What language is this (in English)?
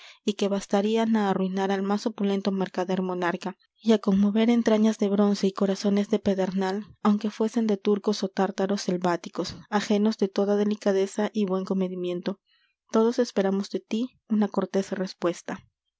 Spanish